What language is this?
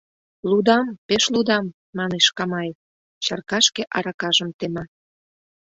Mari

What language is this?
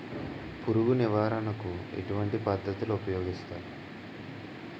Telugu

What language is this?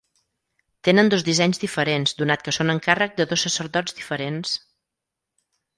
Catalan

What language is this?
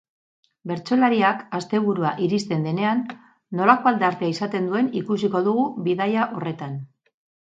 Basque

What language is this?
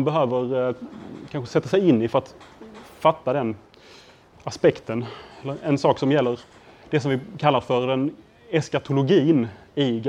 Swedish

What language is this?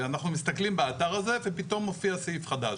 Hebrew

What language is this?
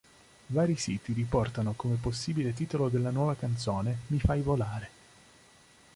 Italian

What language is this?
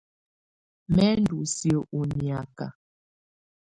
Tunen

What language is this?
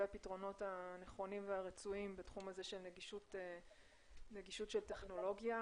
Hebrew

